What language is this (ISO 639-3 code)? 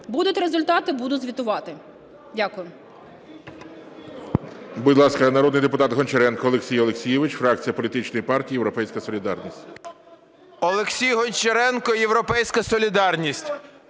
ukr